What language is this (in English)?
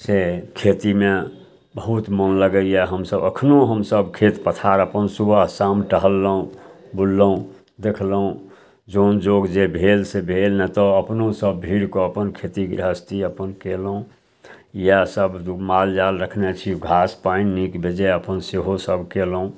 Maithili